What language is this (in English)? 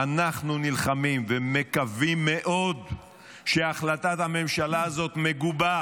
Hebrew